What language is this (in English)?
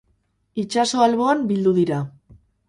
Basque